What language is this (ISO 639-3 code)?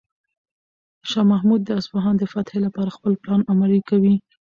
pus